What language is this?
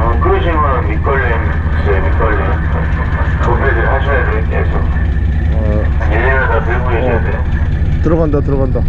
Korean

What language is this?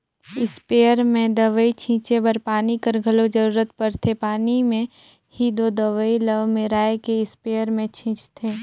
Chhattisgarhi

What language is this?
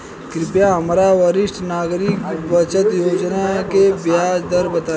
Bhojpuri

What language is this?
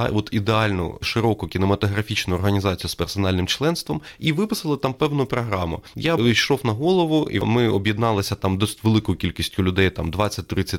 Ukrainian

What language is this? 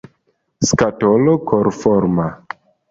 Esperanto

